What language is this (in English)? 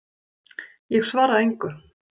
Icelandic